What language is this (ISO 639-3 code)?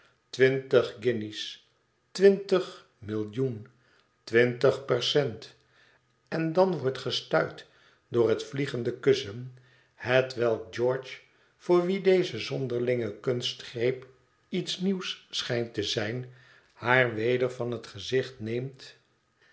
nld